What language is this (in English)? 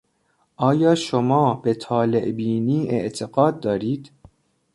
Persian